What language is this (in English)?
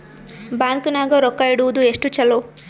Kannada